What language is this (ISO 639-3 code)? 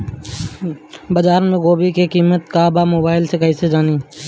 bho